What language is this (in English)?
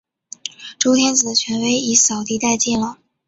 Chinese